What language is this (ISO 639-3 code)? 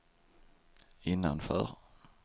swe